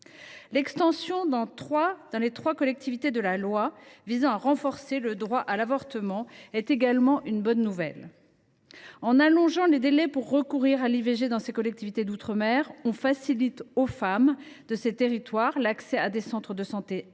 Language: French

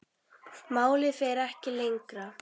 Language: Icelandic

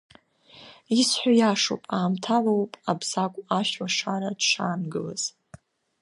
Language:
Abkhazian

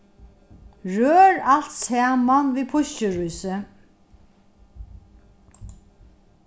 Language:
Faroese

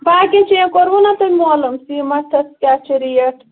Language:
Kashmiri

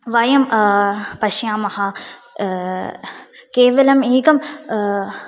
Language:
Sanskrit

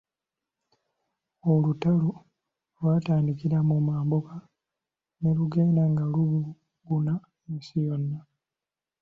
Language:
Ganda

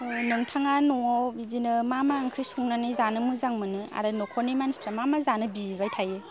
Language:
Bodo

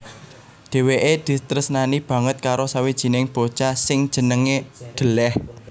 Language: Javanese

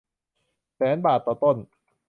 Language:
Thai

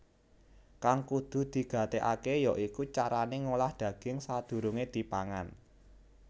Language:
Javanese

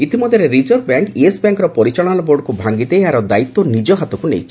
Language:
Odia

